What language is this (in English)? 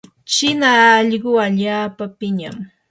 Yanahuanca Pasco Quechua